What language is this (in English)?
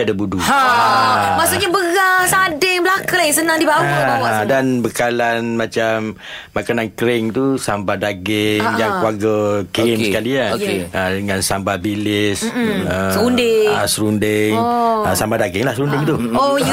Malay